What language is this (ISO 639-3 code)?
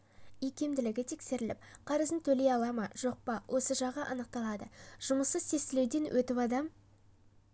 kaz